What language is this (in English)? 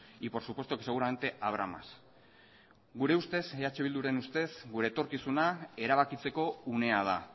Basque